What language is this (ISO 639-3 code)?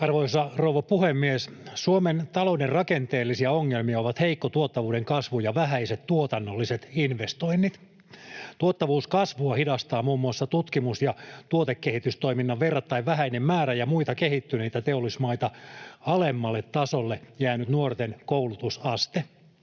fin